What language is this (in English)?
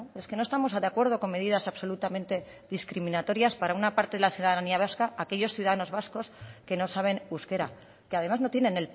Spanish